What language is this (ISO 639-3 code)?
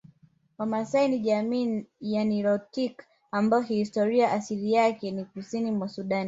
swa